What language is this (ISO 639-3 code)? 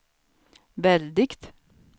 swe